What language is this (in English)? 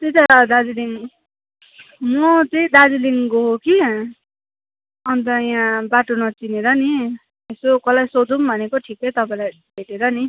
Nepali